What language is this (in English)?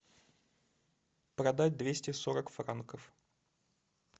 Russian